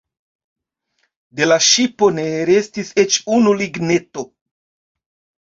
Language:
Esperanto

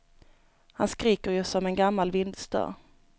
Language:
Swedish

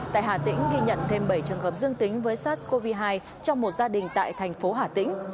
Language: Vietnamese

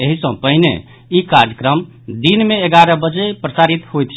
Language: Maithili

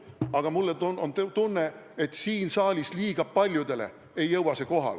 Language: Estonian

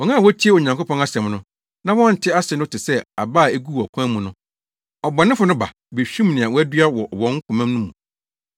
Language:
Akan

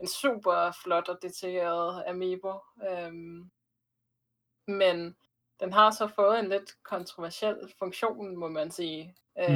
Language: Danish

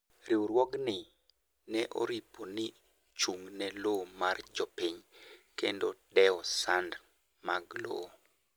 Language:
Luo (Kenya and Tanzania)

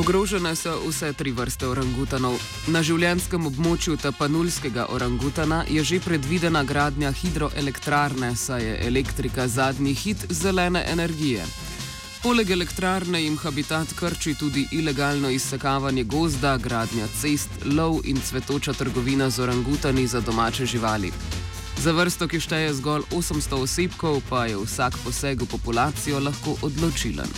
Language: Croatian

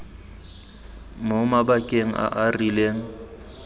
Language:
Tswana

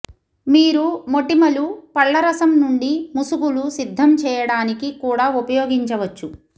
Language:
Telugu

